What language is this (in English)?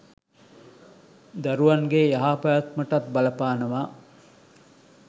Sinhala